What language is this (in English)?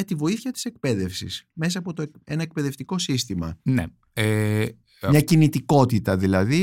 Greek